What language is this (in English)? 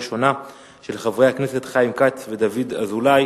Hebrew